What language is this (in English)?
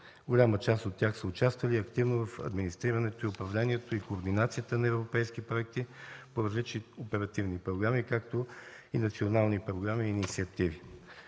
Bulgarian